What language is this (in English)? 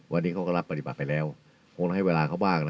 Thai